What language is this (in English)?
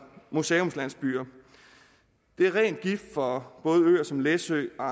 Danish